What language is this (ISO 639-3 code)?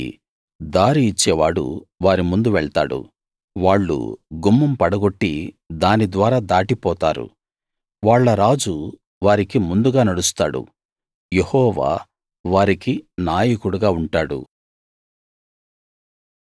tel